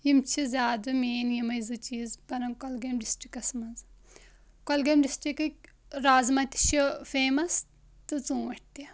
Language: Kashmiri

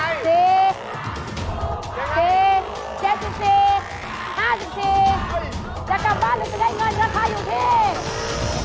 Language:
Thai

